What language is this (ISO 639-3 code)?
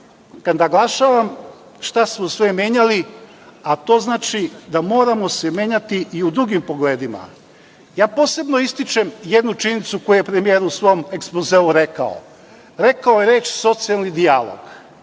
srp